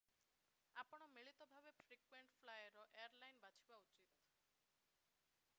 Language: Odia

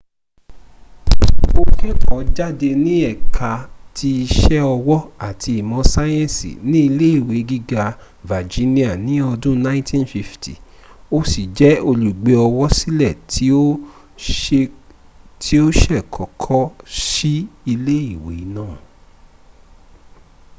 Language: Yoruba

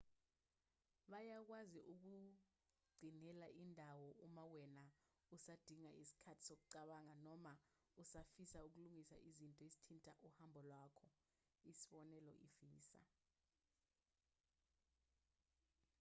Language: Zulu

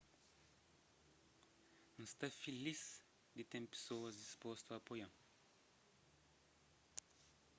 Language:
Kabuverdianu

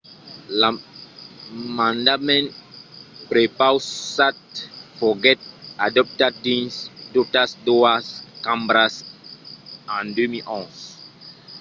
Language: Occitan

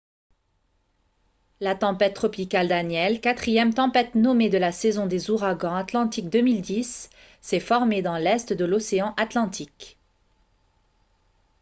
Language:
French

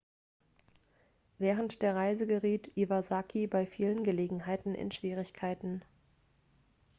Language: German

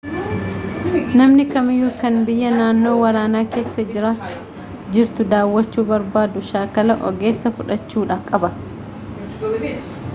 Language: Oromo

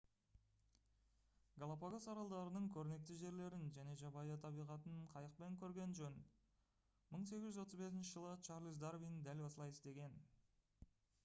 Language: Kazakh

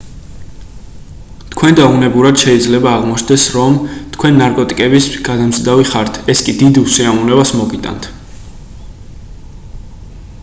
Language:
Georgian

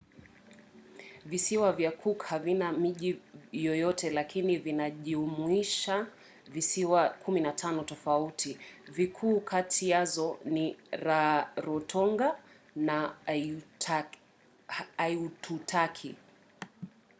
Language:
Swahili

